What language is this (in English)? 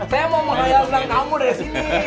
Indonesian